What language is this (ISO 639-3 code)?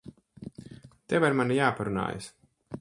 lav